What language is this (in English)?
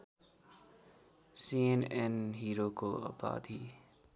Nepali